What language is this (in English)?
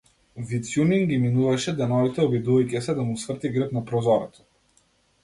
Macedonian